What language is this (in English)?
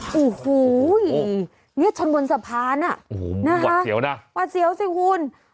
Thai